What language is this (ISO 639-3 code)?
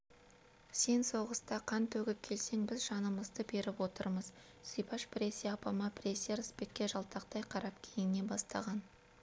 kaz